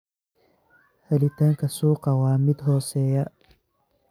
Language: Somali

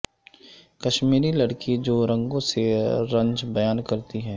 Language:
Urdu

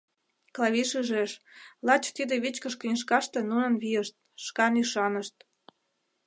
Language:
Mari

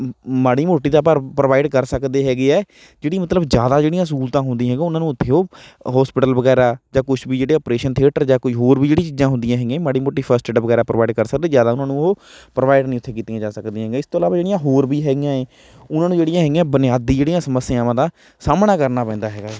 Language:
Punjabi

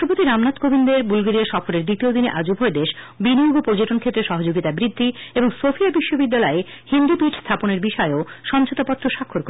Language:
Bangla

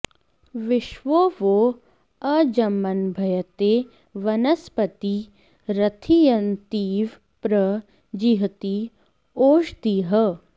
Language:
Sanskrit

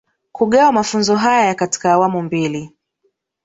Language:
Swahili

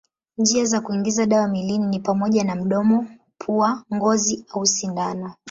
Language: Swahili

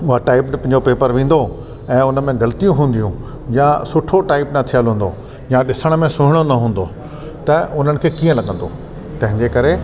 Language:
Sindhi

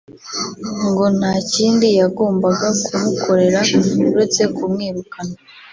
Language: Kinyarwanda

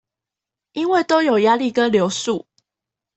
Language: Chinese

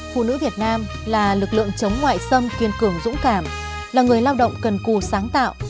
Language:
Vietnamese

